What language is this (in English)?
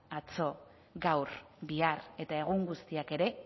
Basque